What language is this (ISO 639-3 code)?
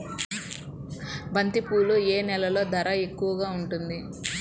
tel